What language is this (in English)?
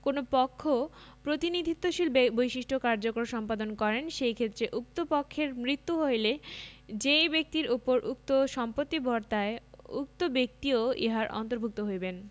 Bangla